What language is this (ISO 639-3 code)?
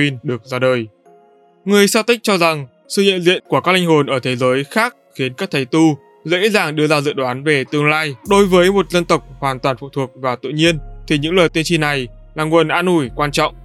vie